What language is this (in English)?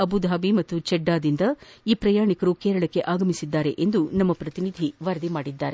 Kannada